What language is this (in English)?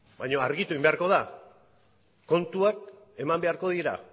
Basque